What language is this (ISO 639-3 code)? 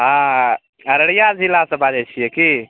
mai